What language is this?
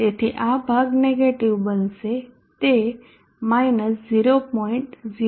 Gujarati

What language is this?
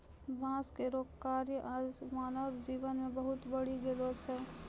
Maithili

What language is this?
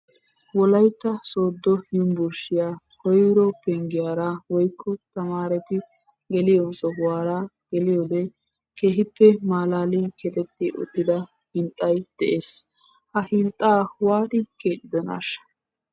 Wolaytta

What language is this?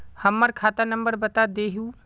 Magahi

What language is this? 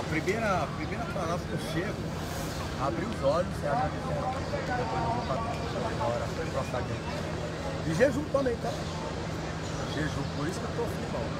Portuguese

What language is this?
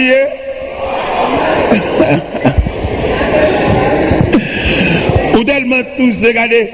French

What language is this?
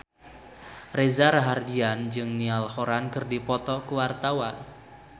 Sundanese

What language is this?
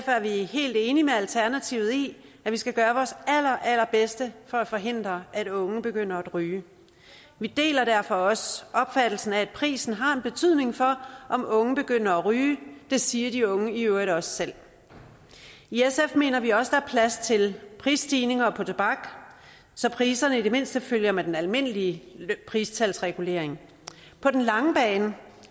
Danish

